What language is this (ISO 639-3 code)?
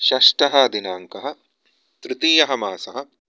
san